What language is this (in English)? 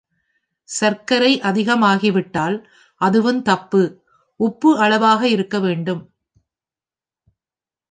Tamil